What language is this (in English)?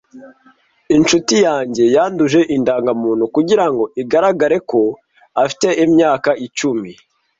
Kinyarwanda